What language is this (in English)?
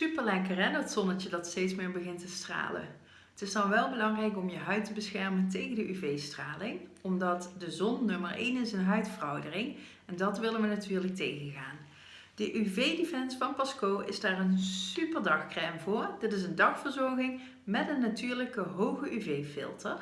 Dutch